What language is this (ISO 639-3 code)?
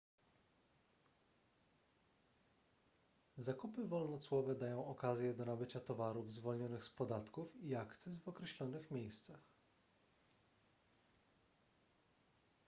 pol